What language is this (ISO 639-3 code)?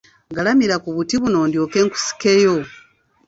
lug